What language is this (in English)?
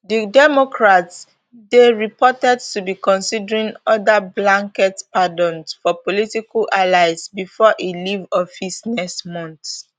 Nigerian Pidgin